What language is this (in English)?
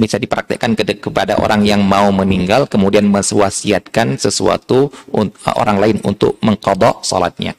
Indonesian